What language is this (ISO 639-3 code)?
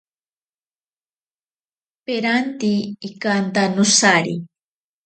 prq